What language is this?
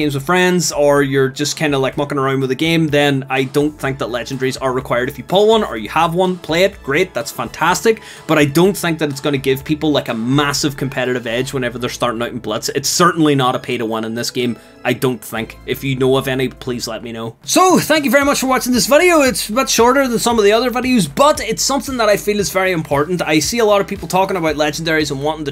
English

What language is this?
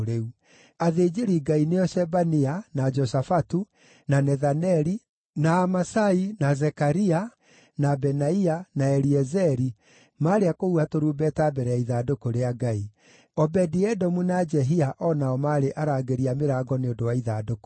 Kikuyu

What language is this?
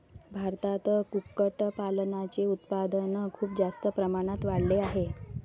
Marathi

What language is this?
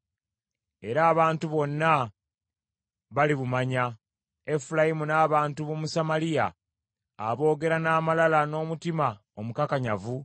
Ganda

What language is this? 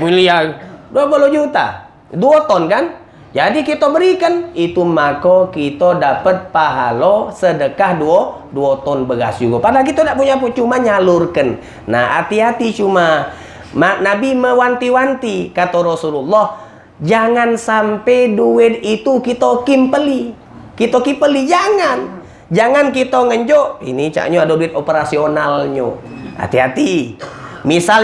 Indonesian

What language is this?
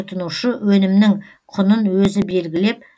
Kazakh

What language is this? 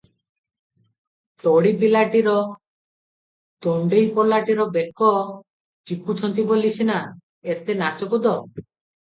Odia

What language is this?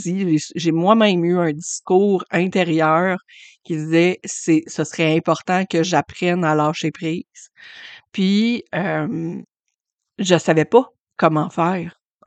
French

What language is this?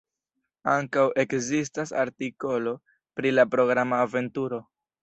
Esperanto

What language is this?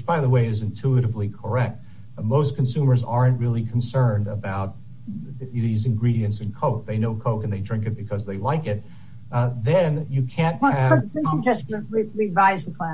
English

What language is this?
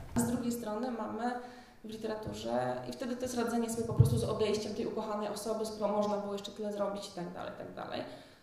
Polish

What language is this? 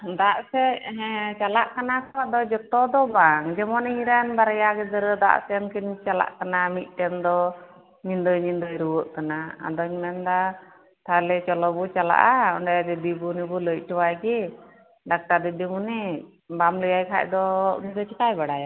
Santali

